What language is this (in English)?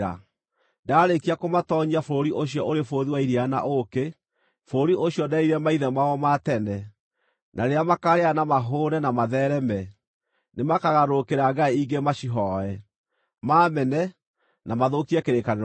Kikuyu